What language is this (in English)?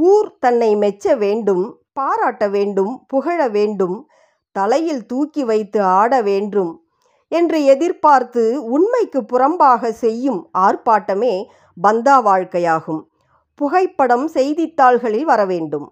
Tamil